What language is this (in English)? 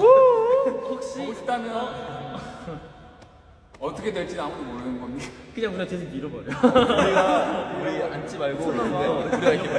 Korean